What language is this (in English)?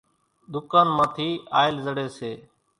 Kachi Koli